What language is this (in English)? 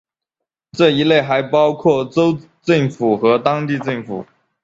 Chinese